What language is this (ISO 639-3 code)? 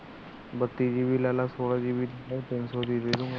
pan